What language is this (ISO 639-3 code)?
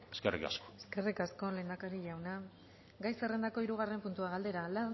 eus